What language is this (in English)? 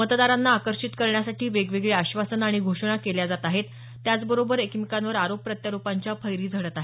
Marathi